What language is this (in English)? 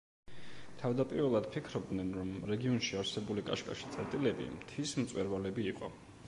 Georgian